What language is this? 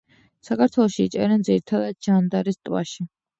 Georgian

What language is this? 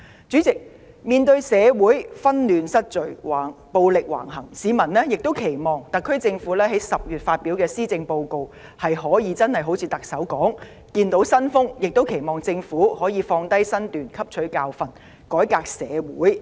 Cantonese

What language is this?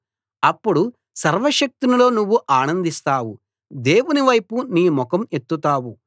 Telugu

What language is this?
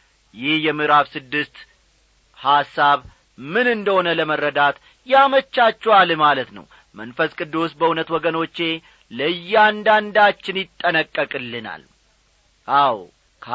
Amharic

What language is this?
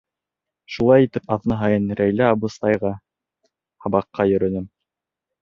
Bashkir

